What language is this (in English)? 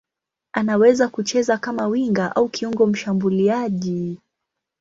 Swahili